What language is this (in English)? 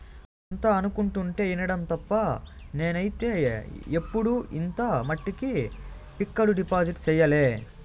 Telugu